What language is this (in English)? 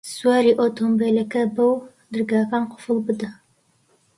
Central Kurdish